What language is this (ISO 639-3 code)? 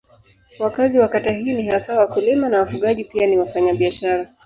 swa